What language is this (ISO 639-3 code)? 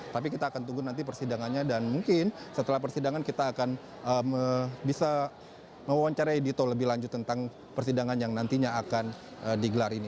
ind